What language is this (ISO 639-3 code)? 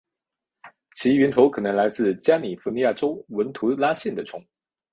zho